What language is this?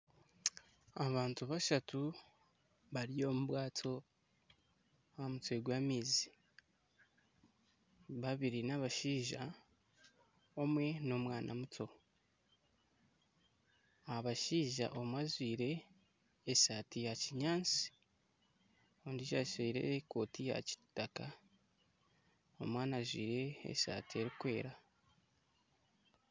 Nyankole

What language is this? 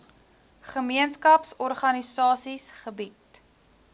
Afrikaans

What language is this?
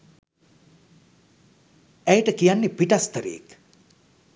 Sinhala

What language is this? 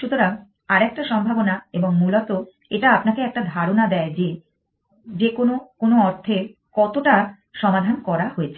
Bangla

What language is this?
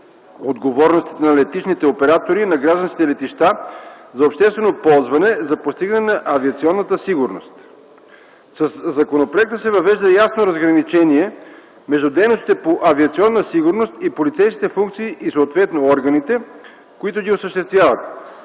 Bulgarian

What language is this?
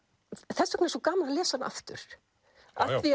Icelandic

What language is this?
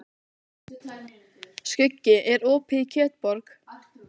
Icelandic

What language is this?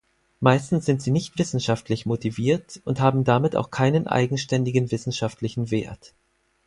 German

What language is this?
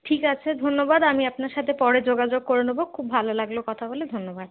Bangla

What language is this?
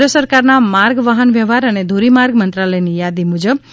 Gujarati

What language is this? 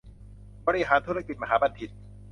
Thai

